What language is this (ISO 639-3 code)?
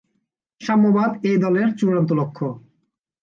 ben